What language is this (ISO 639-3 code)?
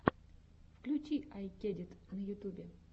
rus